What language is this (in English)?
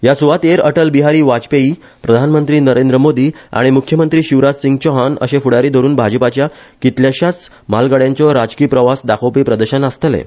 Konkani